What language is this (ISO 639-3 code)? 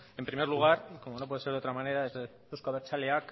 spa